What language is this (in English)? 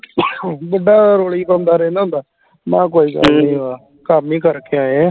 Punjabi